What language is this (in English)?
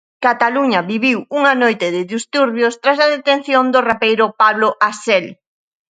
Galician